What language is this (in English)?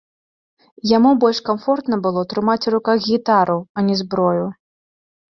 Belarusian